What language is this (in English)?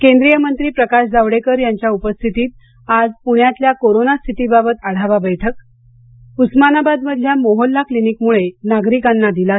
Marathi